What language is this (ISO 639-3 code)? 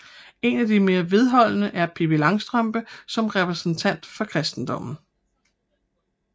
dan